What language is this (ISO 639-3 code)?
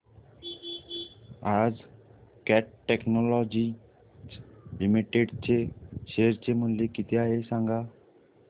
mar